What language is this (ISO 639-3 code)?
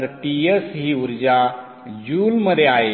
mar